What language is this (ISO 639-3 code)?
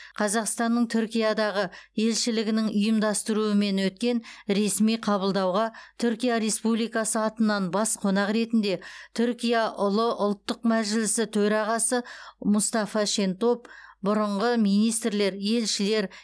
kaz